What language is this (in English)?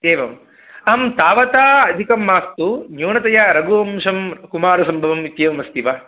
Sanskrit